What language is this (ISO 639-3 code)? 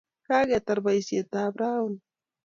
kln